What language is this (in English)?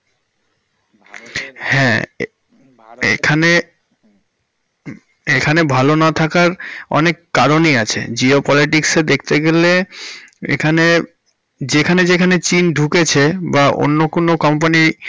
Bangla